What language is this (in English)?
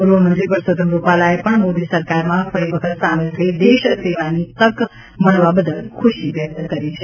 Gujarati